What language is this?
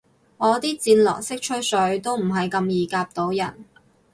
Cantonese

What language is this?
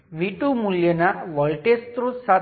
Gujarati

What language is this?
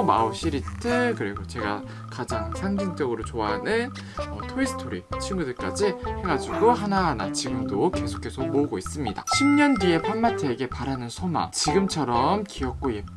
Korean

